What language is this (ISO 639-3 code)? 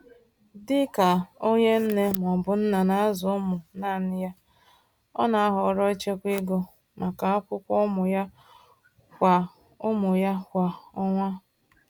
ibo